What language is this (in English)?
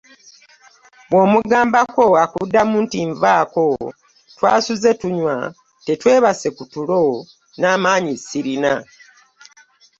Ganda